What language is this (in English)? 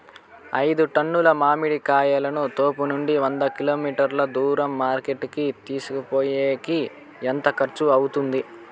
Telugu